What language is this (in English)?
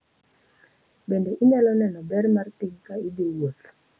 Luo (Kenya and Tanzania)